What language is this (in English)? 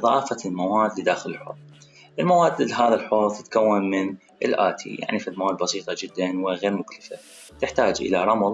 Arabic